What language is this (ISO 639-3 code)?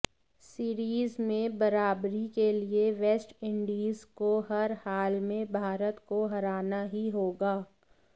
hin